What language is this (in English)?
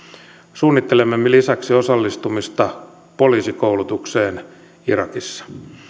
Finnish